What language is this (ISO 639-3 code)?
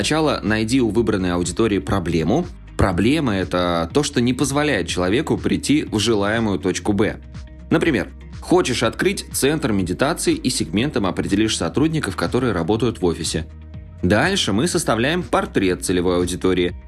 rus